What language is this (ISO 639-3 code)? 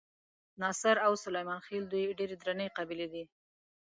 pus